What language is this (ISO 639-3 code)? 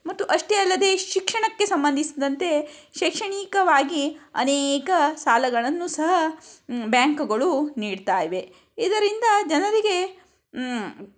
kan